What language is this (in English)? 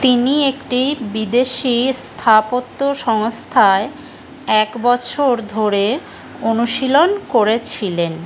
Bangla